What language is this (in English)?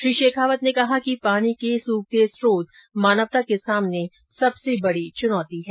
Hindi